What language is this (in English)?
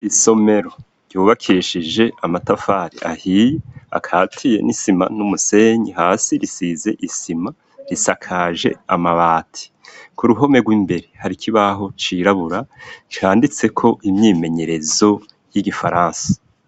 Rundi